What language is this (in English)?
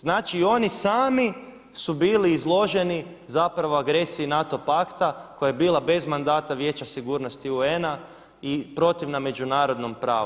Croatian